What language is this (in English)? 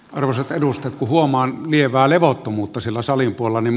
Finnish